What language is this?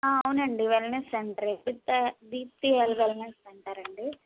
Telugu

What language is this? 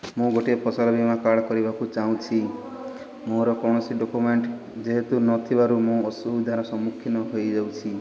Odia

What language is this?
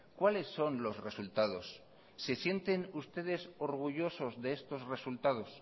Spanish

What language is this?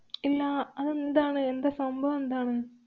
Malayalam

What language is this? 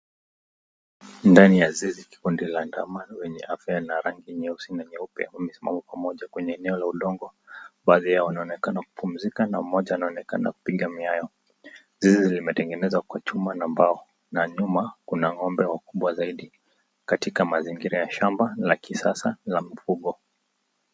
Swahili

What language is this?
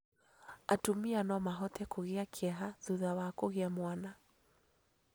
Kikuyu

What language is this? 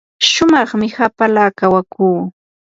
Yanahuanca Pasco Quechua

